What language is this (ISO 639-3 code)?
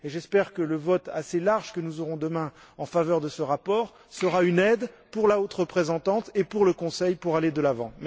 fra